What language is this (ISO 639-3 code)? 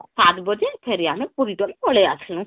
ori